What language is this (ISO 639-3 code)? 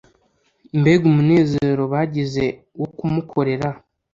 kin